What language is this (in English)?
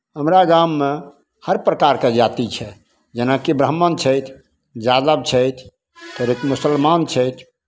Maithili